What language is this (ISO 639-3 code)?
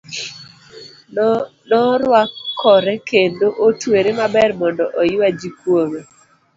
luo